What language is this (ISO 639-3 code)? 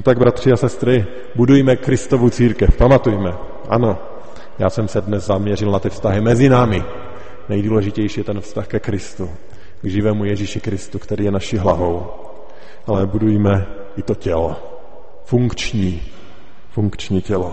ces